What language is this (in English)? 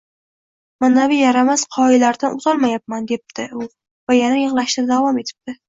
Uzbek